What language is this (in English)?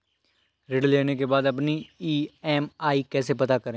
Hindi